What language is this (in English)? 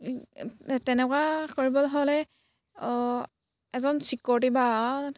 Assamese